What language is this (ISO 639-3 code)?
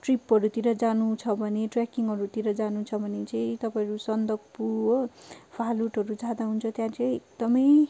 nep